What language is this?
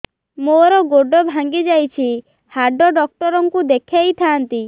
Odia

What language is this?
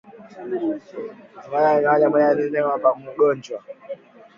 Swahili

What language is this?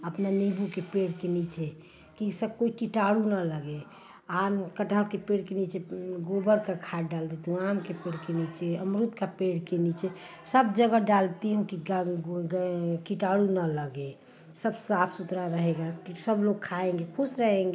Hindi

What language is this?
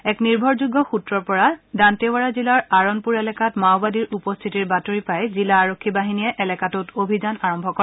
Assamese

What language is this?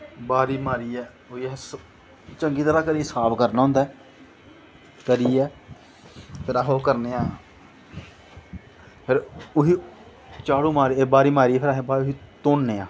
Dogri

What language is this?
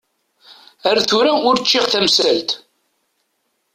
Kabyle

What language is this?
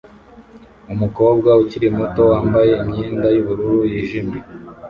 Kinyarwanda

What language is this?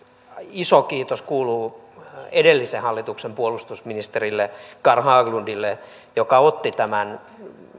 Finnish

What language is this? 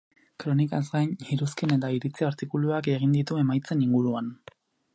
Basque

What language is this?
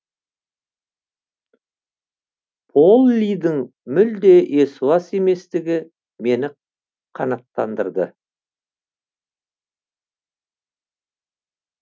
Kazakh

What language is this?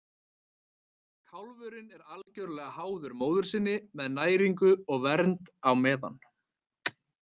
Icelandic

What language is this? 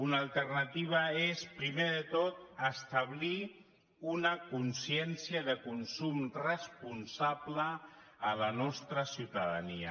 Catalan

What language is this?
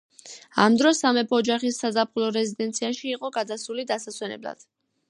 Georgian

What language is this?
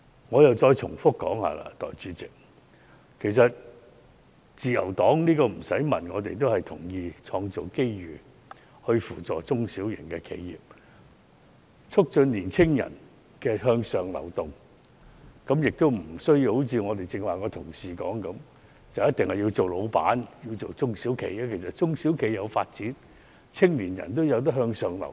Cantonese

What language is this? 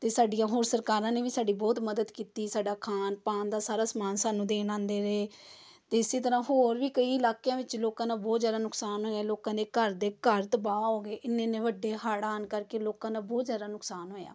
Punjabi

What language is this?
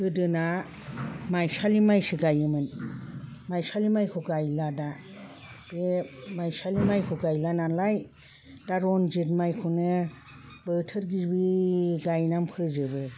Bodo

